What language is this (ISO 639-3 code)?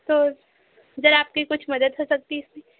urd